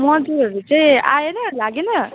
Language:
Nepali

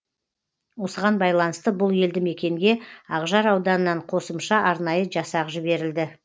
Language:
Kazakh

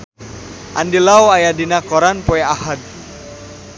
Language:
Sundanese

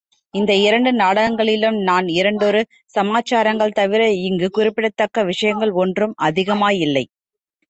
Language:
Tamil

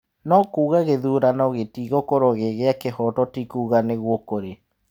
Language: Kikuyu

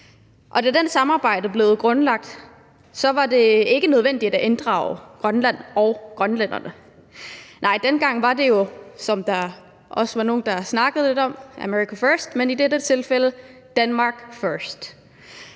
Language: Danish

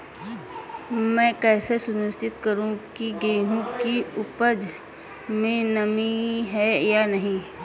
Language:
Hindi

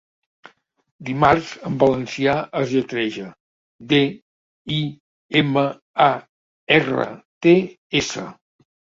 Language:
Catalan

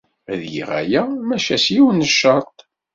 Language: Kabyle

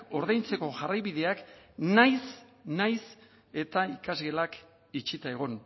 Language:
Basque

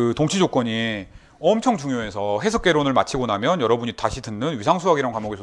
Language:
Korean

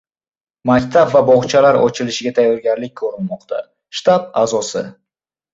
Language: Uzbek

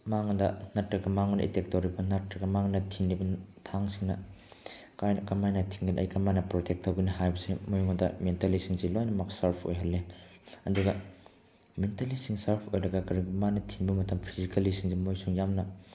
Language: Manipuri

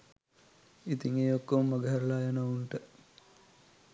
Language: Sinhala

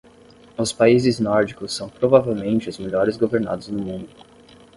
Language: Portuguese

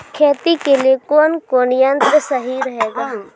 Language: Maithili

